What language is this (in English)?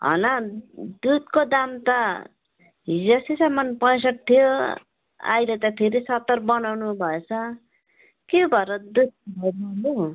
Nepali